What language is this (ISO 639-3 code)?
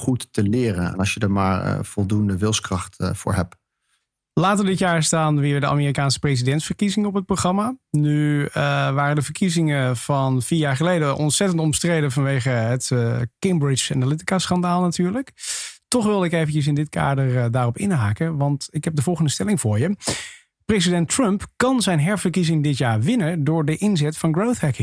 nld